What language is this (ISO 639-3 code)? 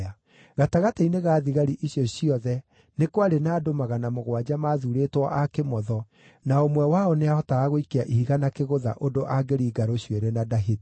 kik